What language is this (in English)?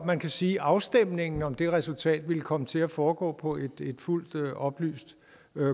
Danish